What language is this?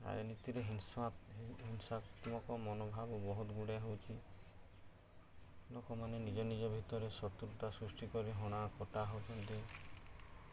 Odia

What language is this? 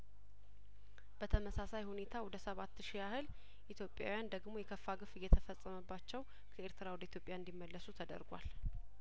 Amharic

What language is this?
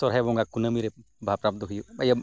Santali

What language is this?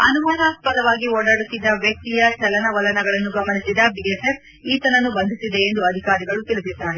Kannada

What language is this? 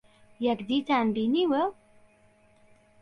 Central Kurdish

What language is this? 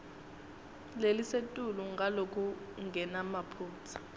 Swati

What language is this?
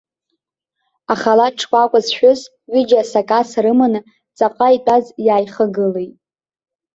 Abkhazian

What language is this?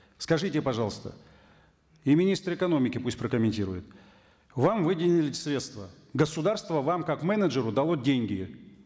Kazakh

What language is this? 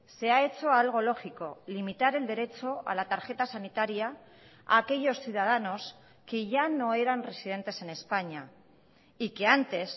Spanish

